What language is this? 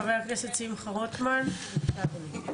Hebrew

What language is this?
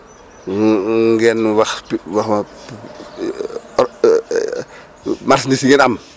Wolof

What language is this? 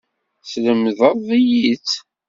Kabyle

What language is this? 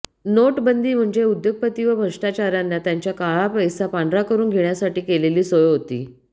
Marathi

